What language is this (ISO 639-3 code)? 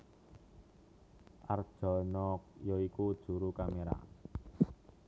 jav